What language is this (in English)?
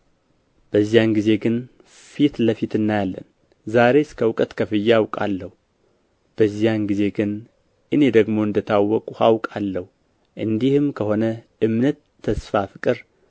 Amharic